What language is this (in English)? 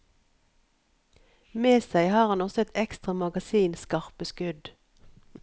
Norwegian